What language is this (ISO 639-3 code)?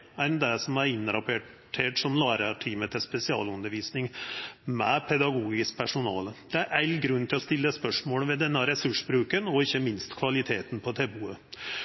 nno